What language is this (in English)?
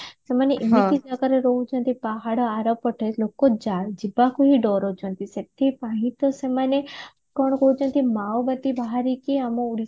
Odia